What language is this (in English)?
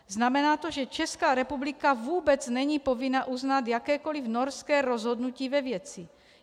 Czech